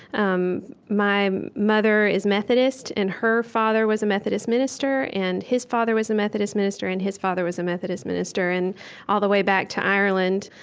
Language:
English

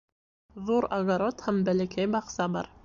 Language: Bashkir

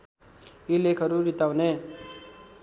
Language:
Nepali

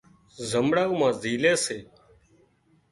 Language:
Wadiyara Koli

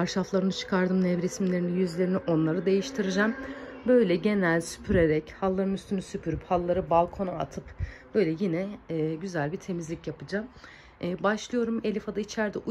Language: Turkish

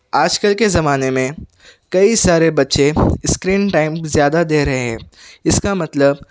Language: Urdu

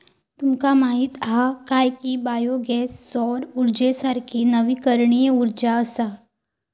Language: Marathi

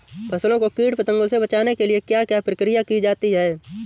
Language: Hindi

